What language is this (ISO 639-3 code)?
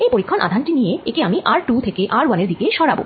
ben